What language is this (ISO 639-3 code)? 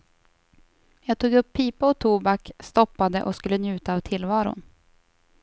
swe